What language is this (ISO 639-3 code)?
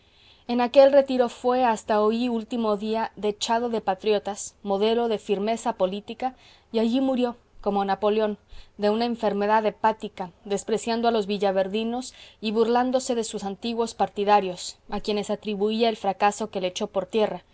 spa